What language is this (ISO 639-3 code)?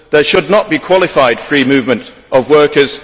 eng